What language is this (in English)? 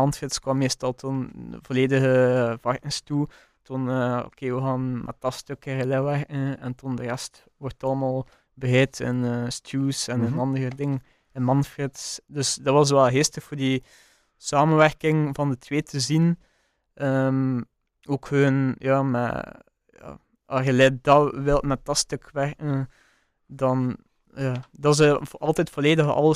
Dutch